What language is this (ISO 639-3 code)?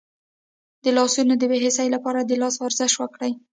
pus